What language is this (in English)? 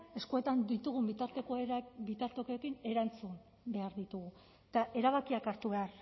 Basque